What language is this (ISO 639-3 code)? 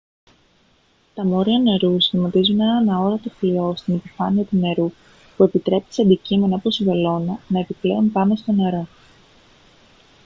ell